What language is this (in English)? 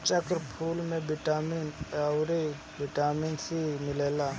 Bhojpuri